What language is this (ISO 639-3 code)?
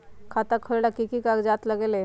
mag